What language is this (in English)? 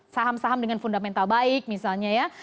Indonesian